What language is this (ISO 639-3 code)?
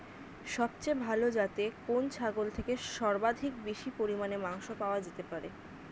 ben